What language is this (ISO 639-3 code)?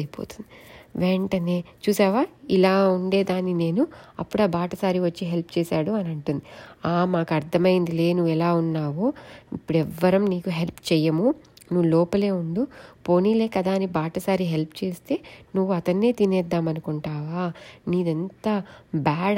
tel